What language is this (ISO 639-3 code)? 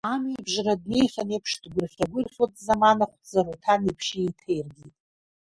abk